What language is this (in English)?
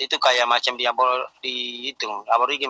Indonesian